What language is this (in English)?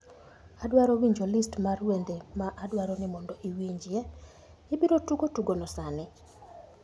Luo (Kenya and Tanzania)